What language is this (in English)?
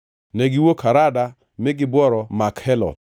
Luo (Kenya and Tanzania)